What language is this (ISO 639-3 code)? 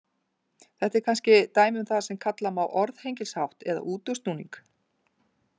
isl